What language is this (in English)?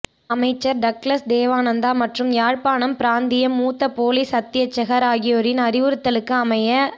Tamil